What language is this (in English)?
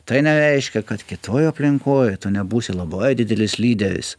Lithuanian